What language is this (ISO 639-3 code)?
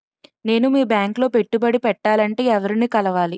tel